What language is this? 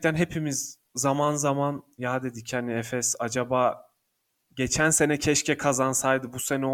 Turkish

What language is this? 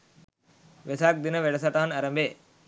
Sinhala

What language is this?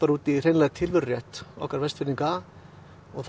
Icelandic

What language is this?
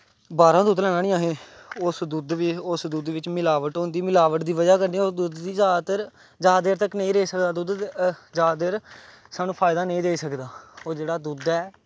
Dogri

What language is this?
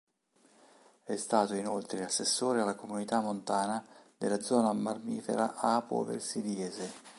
Italian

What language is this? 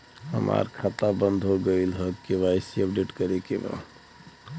Bhojpuri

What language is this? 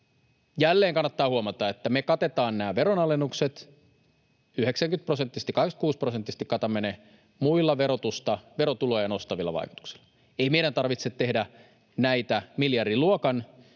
Finnish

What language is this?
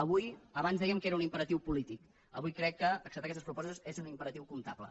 Catalan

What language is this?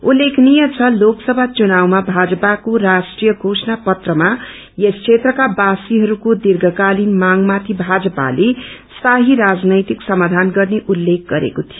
Nepali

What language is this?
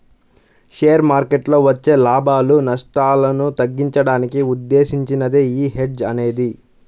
Telugu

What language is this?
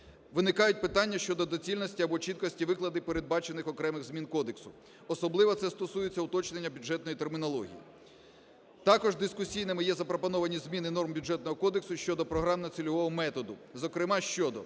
Ukrainian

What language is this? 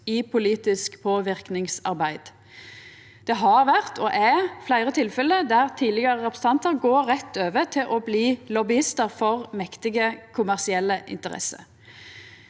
Norwegian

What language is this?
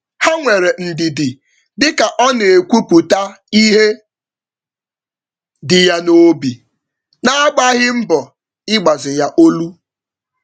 Igbo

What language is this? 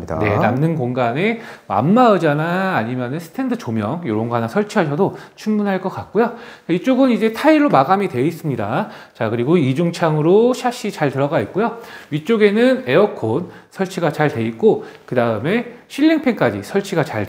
Korean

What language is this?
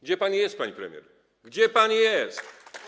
Polish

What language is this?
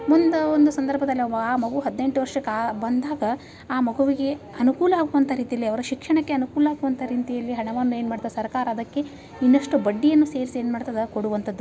Kannada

